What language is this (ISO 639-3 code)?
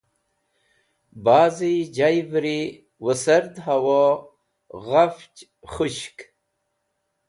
wbl